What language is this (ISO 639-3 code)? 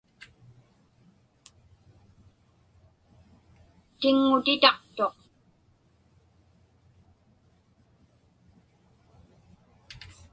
ipk